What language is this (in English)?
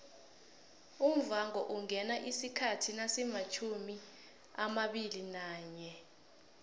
South Ndebele